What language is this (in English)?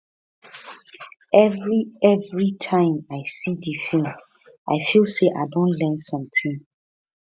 Nigerian Pidgin